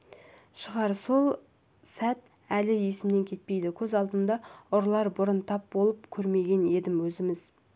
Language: Kazakh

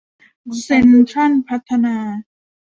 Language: Thai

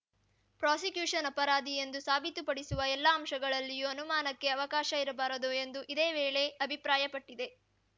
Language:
Kannada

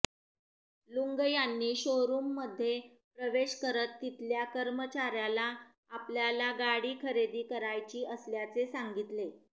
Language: Marathi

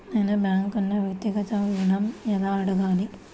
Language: Telugu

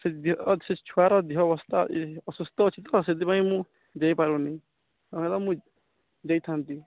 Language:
Odia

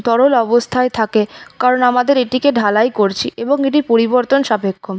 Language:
Bangla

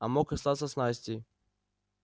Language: Russian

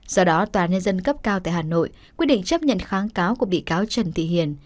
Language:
Vietnamese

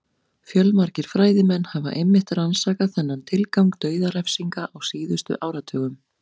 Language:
Icelandic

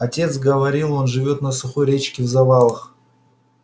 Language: Russian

